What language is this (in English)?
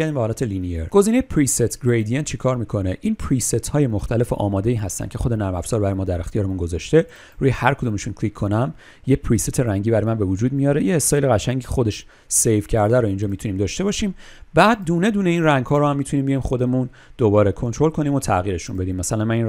Persian